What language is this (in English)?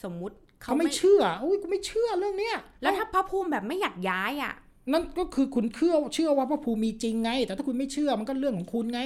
Thai